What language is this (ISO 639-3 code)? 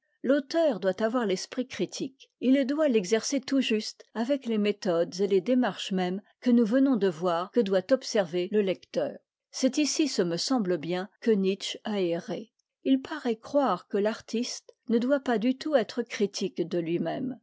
fra